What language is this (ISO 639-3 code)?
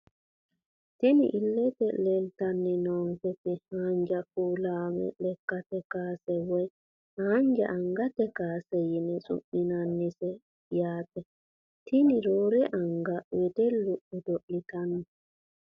sid